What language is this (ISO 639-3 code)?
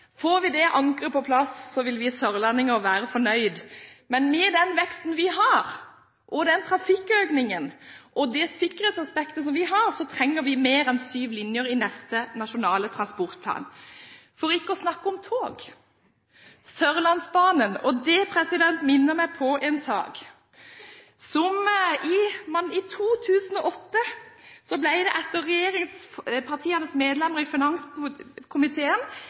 nob